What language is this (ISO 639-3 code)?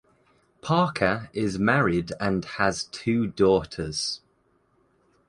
eng